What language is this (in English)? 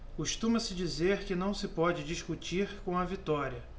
Portuguese